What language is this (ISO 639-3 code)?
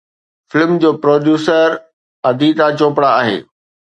snd